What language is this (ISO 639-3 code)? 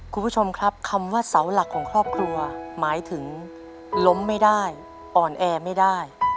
tha